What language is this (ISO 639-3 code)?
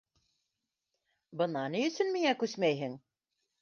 bak